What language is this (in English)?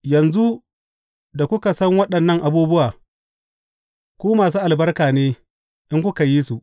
Hausa